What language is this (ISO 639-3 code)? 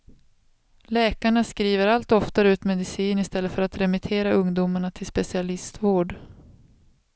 swe